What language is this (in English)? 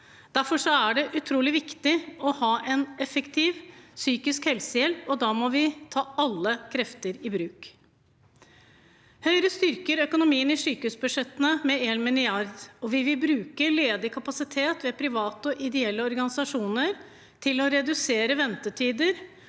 Norwegian